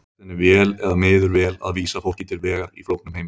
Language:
Icelandic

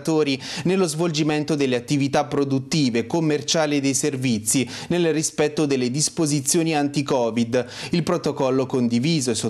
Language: Italian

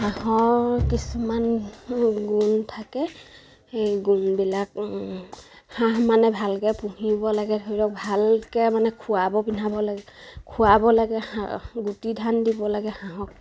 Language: Assamese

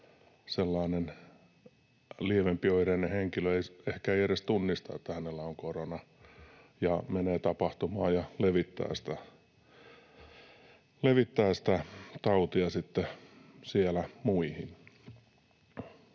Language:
Finnish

